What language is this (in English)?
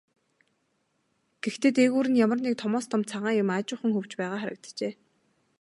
Mongolian